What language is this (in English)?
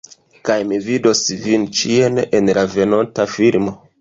Esperanto